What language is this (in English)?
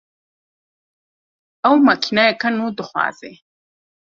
Kurdish